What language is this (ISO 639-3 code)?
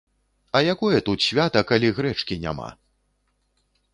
bel